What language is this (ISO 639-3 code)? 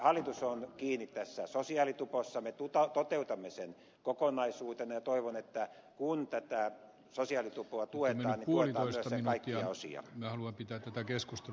fin